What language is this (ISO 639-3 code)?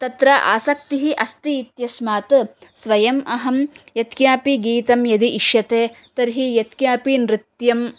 san